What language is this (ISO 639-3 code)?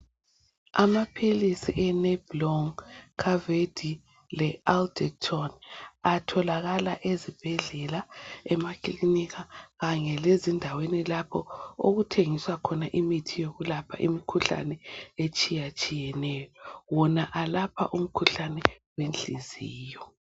nde